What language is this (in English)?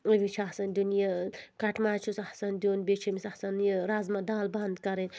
Kashmiri